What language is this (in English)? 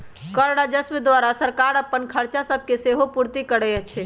Magahi